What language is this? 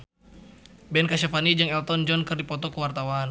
Sundanese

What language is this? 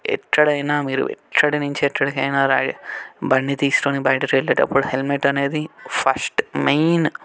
Telugu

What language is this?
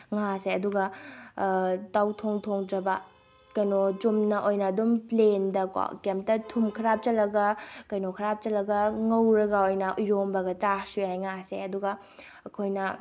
Manipuri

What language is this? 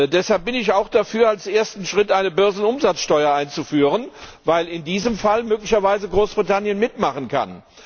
German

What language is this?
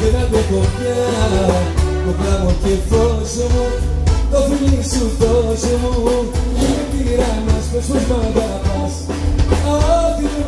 Greek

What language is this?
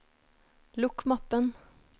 Norwegian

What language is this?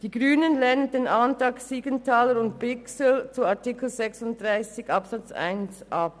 Swiss German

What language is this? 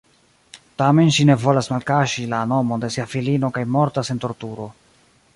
Esperanto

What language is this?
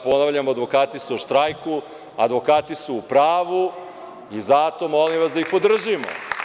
Serbian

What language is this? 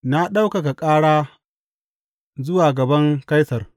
Hausa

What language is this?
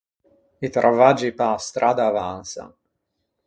Ligurian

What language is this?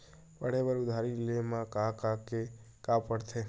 Chhattisgarhi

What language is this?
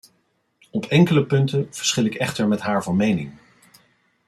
Dutch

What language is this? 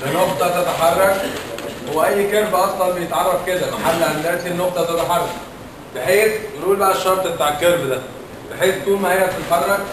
Arabic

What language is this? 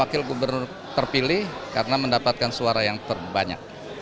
Indonesian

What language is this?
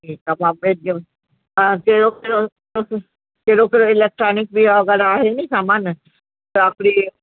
Sindhi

